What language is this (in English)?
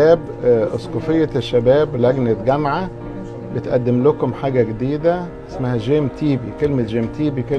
Arabic